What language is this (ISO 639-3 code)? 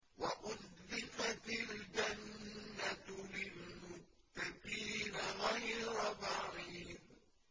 ara